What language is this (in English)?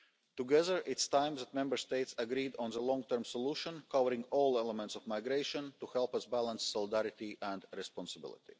English